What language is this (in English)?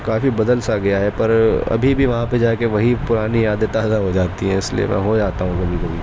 Urdu